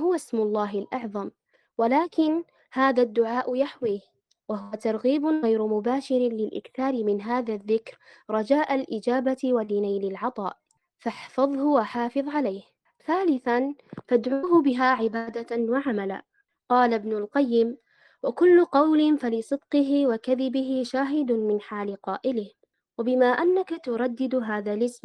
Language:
Arabic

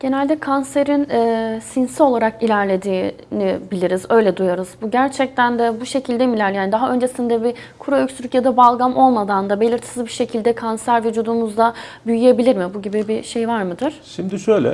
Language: Turkish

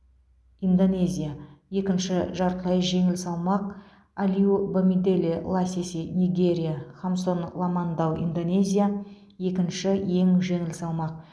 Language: Kazakh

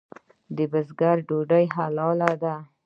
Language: Pashto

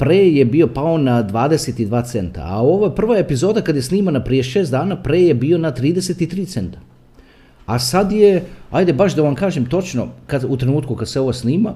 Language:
Croatian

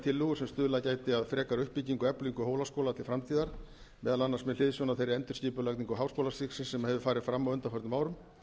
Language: Icelandic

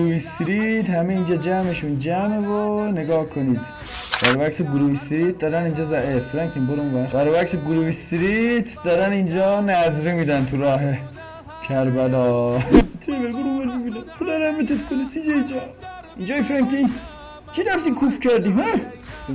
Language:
Persian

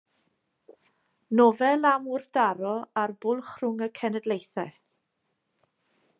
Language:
Welsh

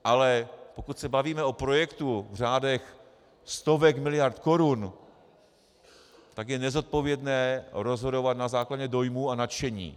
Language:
Czech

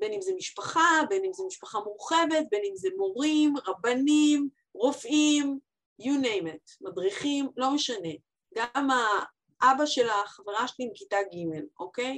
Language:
Hebrew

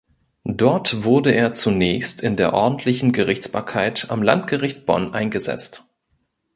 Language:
German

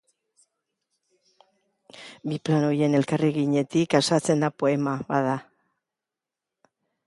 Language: Basque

